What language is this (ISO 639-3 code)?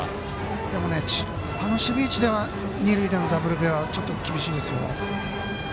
jpn